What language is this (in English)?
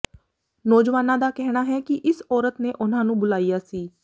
Punjabi